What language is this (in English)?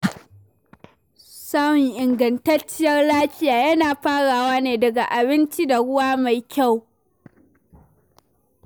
Hausa